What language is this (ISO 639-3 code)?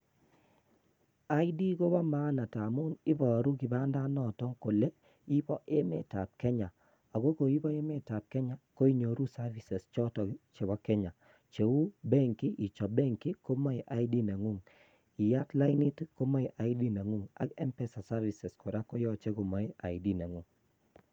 kln